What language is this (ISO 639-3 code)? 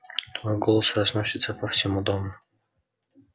rus